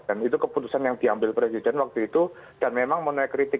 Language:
Indonesian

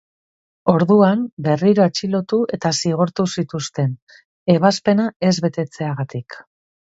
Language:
Basque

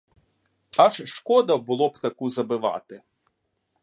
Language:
Ukrainian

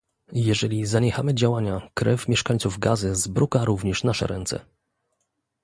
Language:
Polish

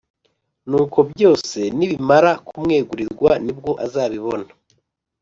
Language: Kinyarwanda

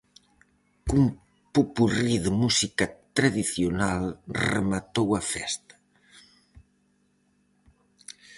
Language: Galician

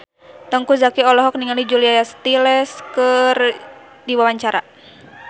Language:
Sundanese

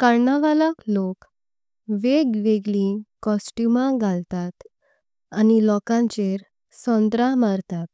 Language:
Konkani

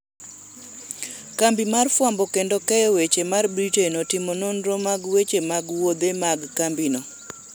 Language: Luo (Kenya and Tanzania)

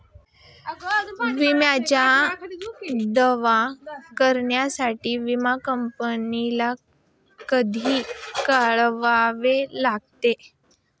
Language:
Marathi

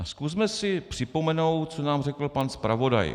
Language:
Czech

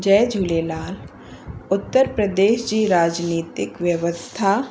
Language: Sindhi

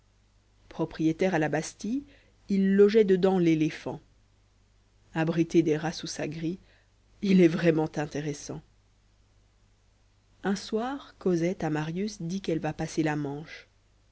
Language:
French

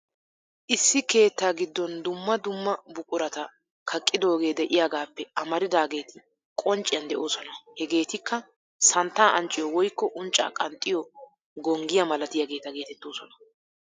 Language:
Wolaytta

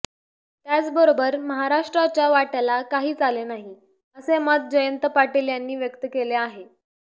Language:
Marathi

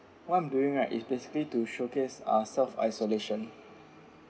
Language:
English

